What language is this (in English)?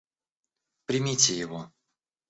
Russian